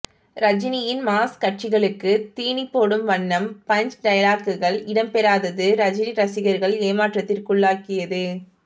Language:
Tamil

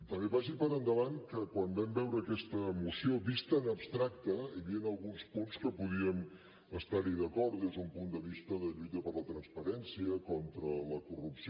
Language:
Catalan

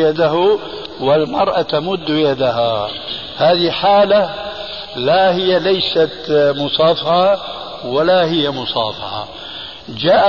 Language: Arabic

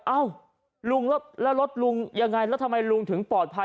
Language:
Thai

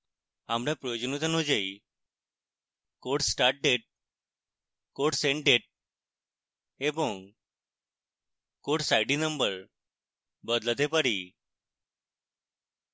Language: Bangla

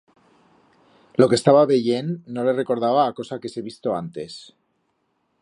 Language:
Aragonese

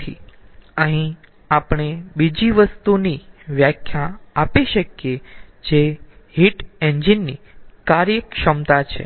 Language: Gujarati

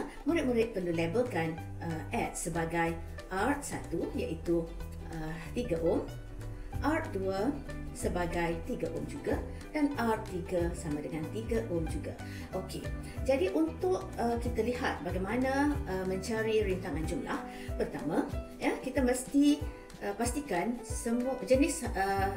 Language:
Malay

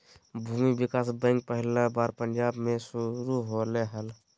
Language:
Magahi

